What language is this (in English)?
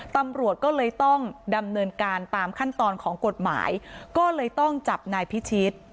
Thai